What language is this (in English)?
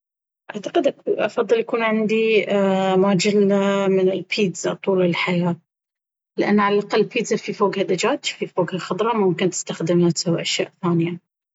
Baharna Arabic